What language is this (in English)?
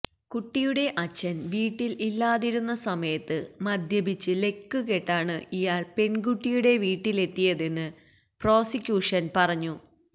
Malayalam